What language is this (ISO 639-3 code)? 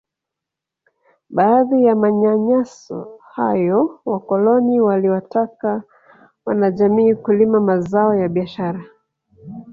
swa